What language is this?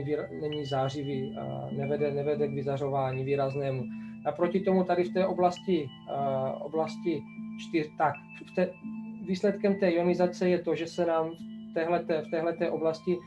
Czech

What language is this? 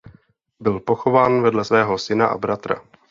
Czech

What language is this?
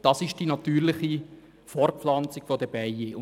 Swiss German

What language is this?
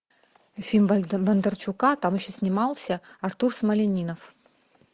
Russian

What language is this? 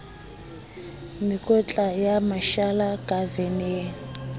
Southern Sotho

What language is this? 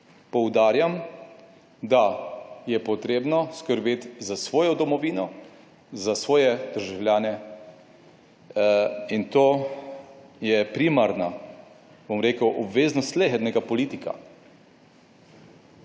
Slovenian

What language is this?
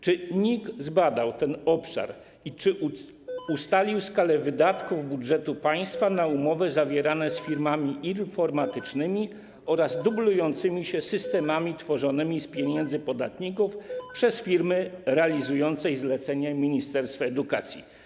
Polish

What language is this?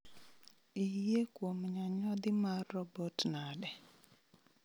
Luo (Kenya and Tanzania)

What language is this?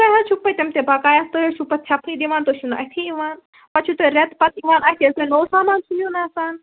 Kashmiri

